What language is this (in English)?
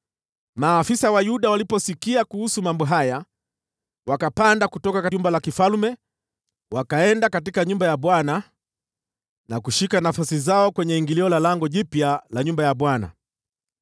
Swahili